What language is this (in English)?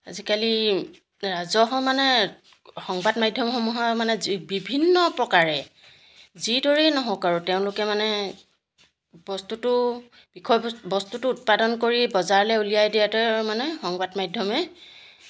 Assamese